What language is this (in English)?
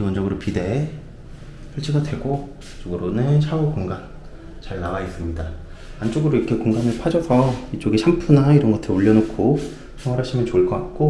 Korean